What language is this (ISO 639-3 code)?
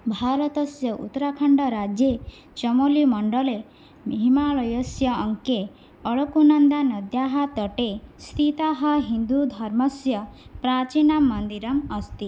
san